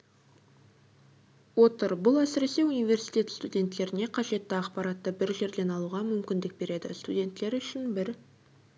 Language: Kazakh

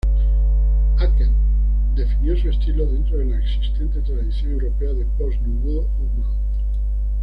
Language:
Spanish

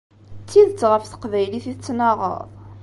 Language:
Kabyle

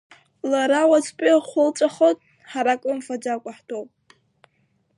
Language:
Abkhazian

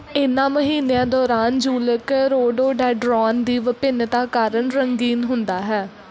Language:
Punjabi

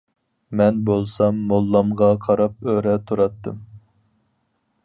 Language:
Uyghur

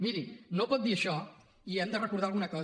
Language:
Catalan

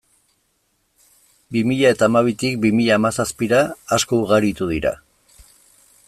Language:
Basque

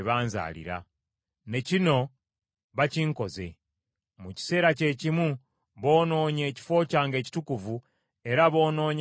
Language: Ganda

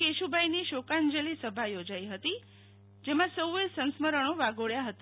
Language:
Gujarati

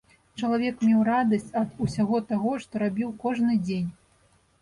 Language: Belarusian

